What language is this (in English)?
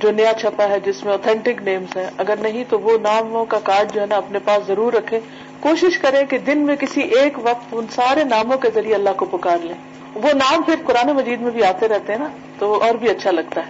Urdu